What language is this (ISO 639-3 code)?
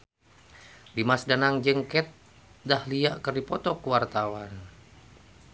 sun